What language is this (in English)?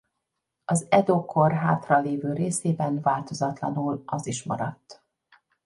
Hungarian